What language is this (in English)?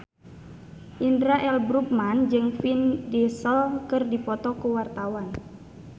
Sundanese